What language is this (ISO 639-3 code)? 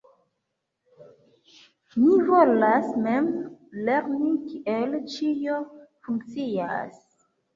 epo